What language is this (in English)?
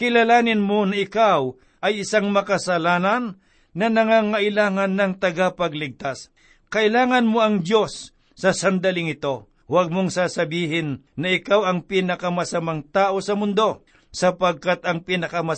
Filipino